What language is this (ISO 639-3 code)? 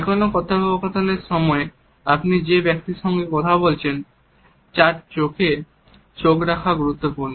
ben